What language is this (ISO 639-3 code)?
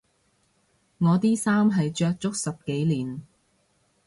yue